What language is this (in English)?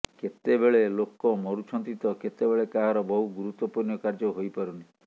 Odia